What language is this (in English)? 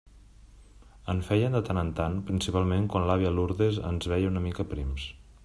Catalan